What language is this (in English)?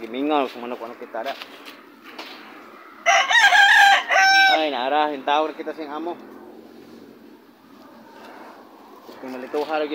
Indonesian